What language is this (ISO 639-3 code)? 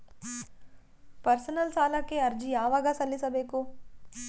kan